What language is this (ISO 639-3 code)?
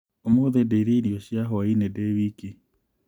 kik